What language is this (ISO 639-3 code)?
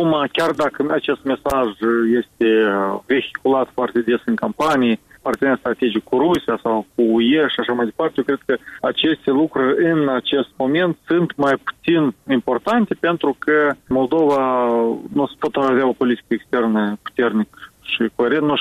ron